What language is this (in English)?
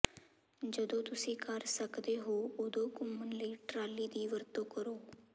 Punjabi